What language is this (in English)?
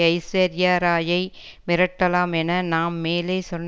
Tamil